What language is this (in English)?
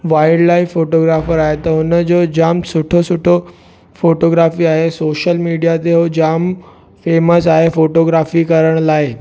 Sindhi